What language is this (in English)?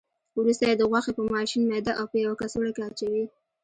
Pashto